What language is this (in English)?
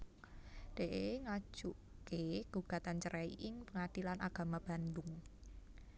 Javanese